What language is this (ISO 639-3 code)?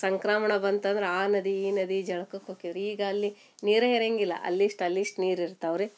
kan